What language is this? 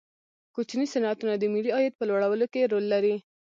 Pashto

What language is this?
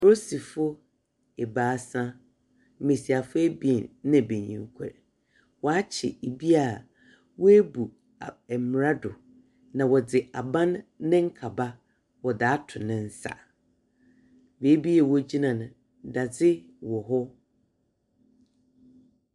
Akan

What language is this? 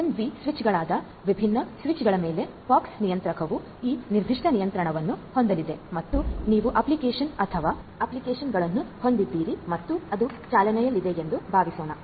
Kannada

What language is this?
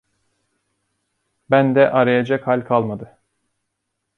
Turkish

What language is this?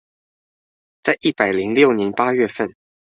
Chinese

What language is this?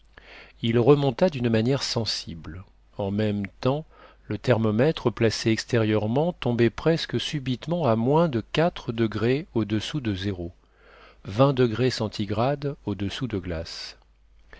French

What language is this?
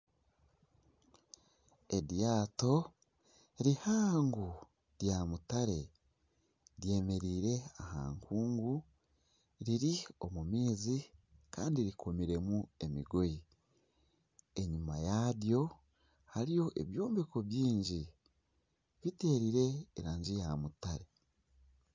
Nyankole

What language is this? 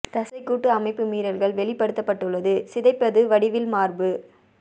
Tamil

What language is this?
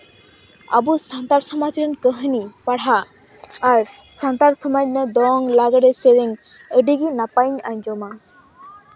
Santali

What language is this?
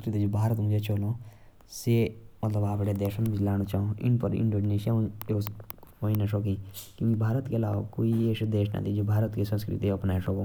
Jaunsari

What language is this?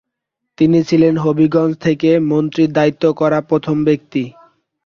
Bangla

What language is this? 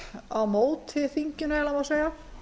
Icelandic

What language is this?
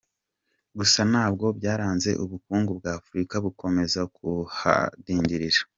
Kinyarwanda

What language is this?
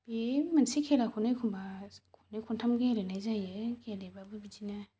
Bodo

